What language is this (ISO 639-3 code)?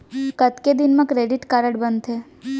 hne